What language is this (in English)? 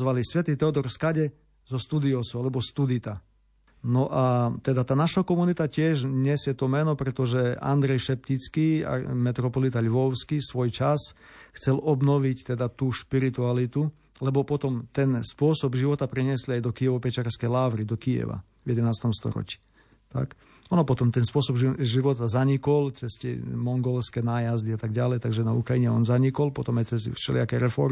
Slovak